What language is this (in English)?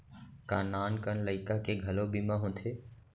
Chhattisgarhi